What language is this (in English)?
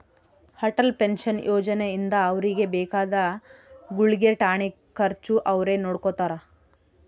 Kannada